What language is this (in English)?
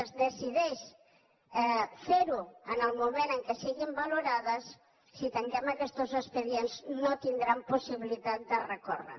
Catalan